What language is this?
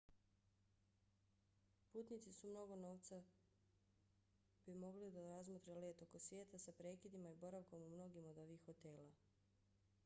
Bosnian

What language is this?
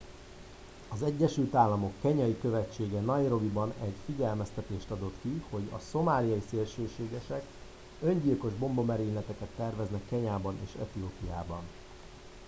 Hungarian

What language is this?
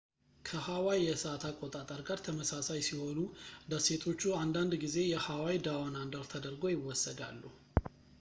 Amharic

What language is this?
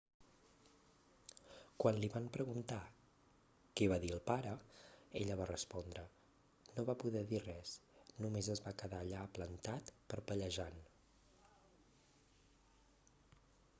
Catalan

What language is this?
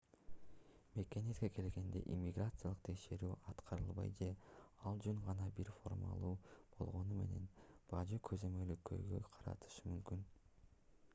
Kyrgyz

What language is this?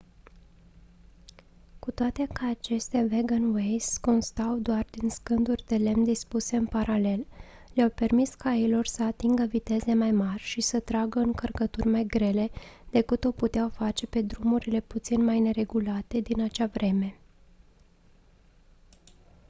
Romanian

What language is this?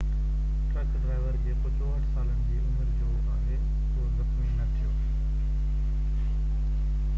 Sindhi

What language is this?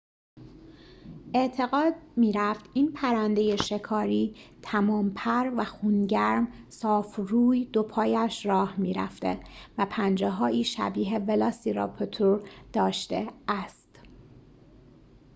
Persian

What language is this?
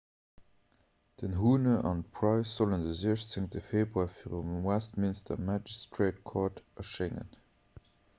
Luxembourgish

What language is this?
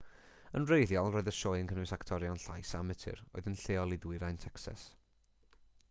Welsh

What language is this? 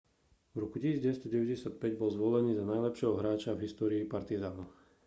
Slovak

